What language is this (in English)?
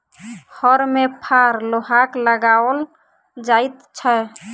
Maithili